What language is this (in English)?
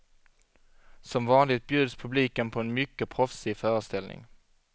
Swedish